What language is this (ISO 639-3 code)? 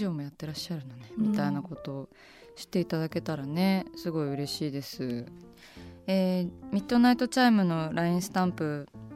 jpn